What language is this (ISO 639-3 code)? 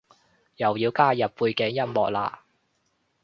yue